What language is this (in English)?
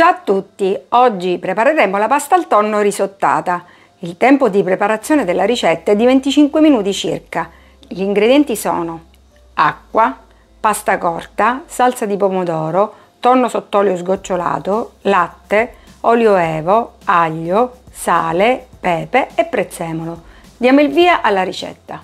Italian